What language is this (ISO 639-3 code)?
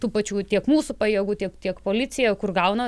lit